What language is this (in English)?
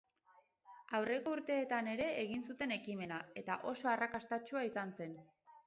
Basque